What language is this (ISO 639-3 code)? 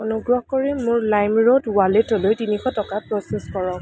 asm